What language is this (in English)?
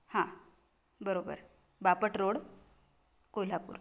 Marathi